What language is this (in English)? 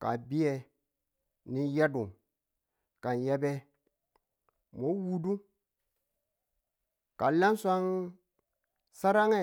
Tula